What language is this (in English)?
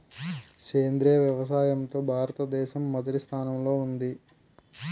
Telugu